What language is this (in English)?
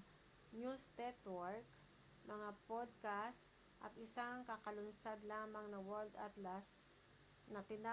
Filipino